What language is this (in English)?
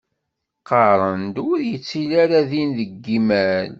Kabyle